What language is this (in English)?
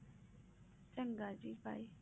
Punjabi